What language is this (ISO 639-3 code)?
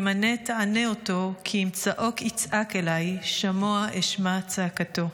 heb